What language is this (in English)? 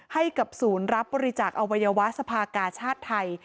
Thai